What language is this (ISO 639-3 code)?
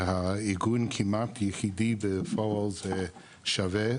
heb